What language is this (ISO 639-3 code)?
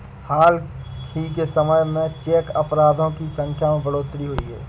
hin